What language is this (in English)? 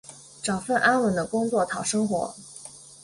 Chinese